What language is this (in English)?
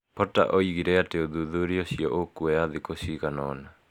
Kikuyu